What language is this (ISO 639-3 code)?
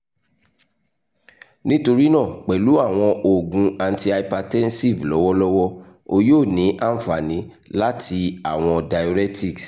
yor